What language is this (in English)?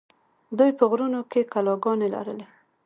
Pashto